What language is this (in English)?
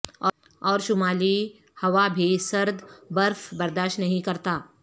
Urdu